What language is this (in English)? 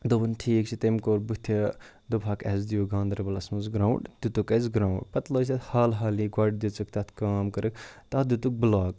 Kashmiri